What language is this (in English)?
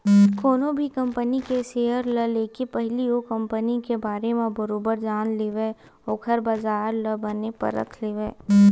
Chhattisgarhi